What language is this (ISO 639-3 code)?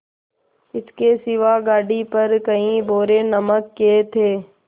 hin